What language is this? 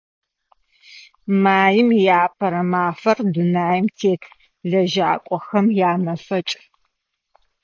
Adyghe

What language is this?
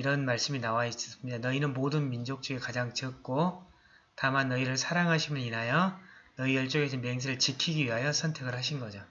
Korean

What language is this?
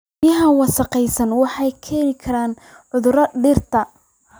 Somali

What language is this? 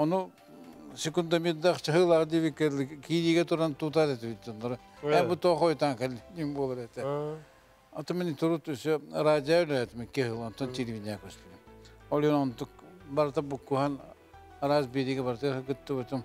Turkish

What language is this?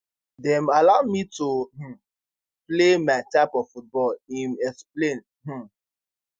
Nigerian Pidgin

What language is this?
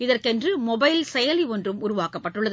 Tamil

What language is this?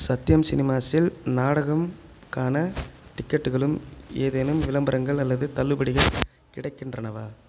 Tamil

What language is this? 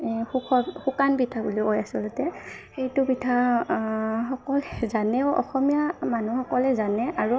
Assamese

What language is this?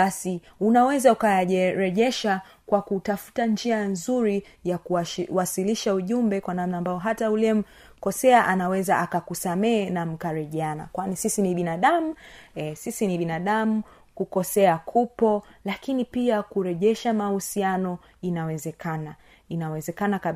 Swahili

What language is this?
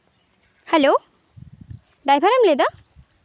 Santali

